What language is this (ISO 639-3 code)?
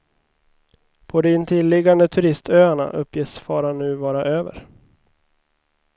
swe